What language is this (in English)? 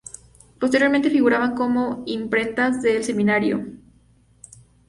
Spanish